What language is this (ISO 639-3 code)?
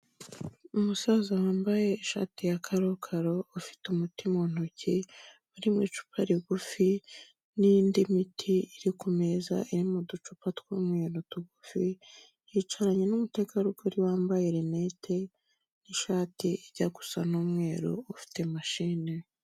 kin